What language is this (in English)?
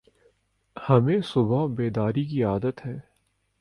Urdu